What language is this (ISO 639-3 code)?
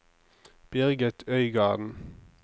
nor